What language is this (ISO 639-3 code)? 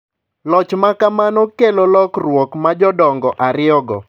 luo